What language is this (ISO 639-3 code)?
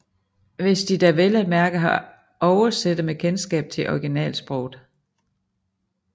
dan